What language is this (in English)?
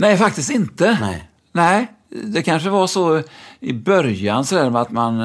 Swedish